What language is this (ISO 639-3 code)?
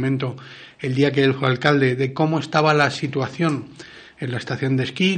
spa